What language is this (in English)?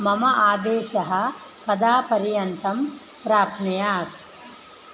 Sanskrit